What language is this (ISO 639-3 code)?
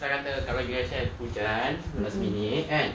eng